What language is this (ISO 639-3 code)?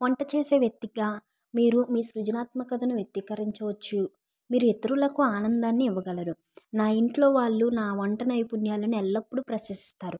tel